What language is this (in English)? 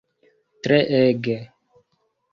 Esperanto